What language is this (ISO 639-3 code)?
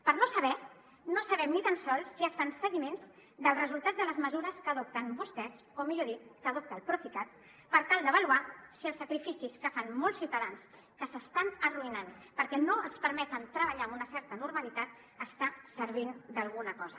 cat